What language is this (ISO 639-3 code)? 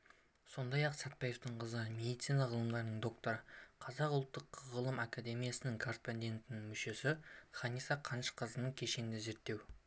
kaz